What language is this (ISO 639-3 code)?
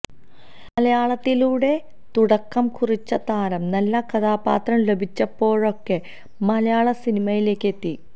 mal